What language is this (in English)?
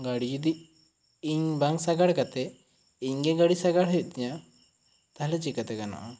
Santali